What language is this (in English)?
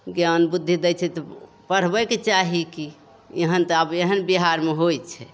Maithili